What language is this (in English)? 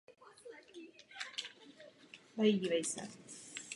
Czech